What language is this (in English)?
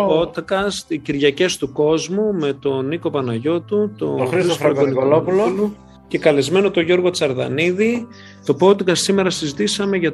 Greek